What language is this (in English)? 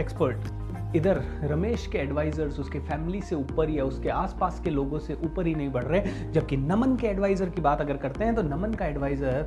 Hindi